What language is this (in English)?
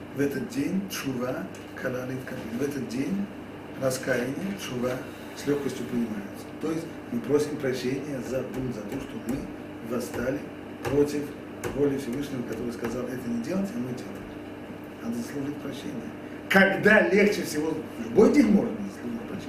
Russian